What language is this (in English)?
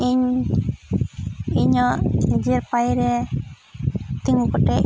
Santali